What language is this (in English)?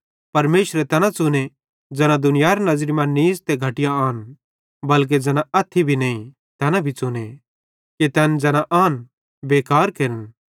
Bhadrawahi